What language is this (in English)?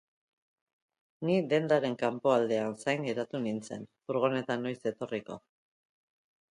Basque